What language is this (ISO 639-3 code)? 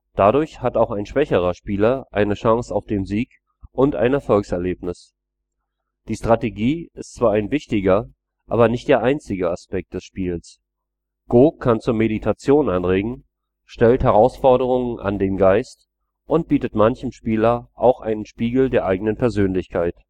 deu